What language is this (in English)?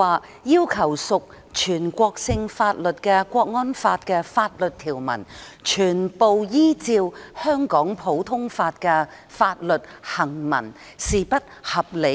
Cantonese